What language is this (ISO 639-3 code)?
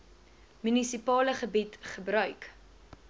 afr